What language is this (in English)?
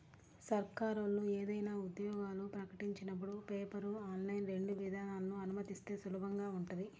Telugu